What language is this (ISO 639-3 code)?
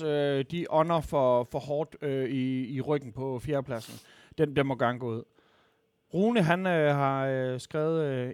dan